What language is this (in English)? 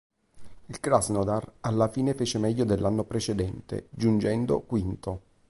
Italian